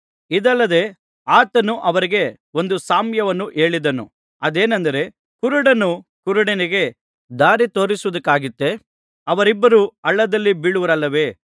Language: Kannada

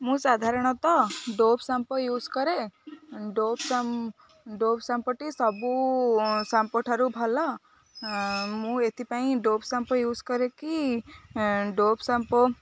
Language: Odia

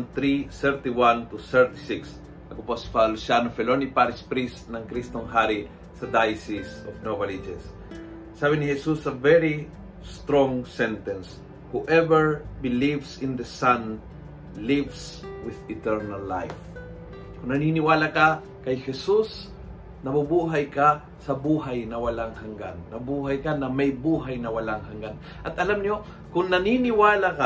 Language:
Filipino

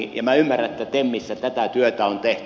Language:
Finnish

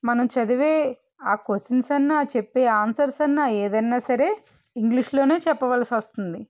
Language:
Telugu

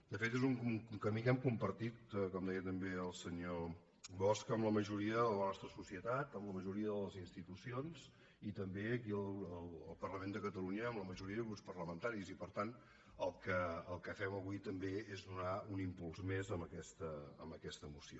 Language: Catalan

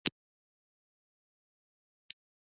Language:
Pashto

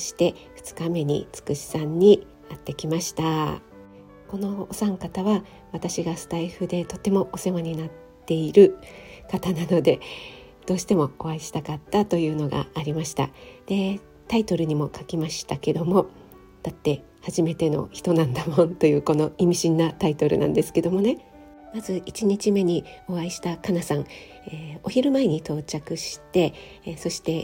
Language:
Japanese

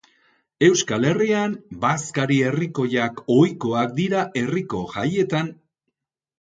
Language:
Basque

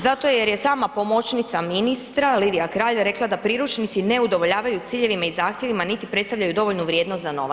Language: Croatian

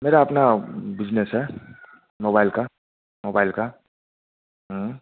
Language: Hindi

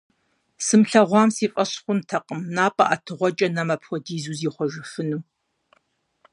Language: Kabardian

